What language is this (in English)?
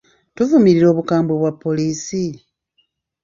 Ganda